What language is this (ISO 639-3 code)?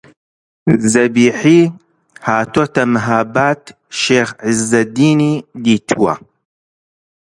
ckb